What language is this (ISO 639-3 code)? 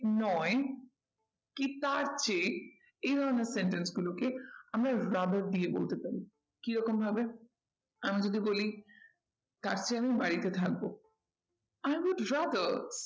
ben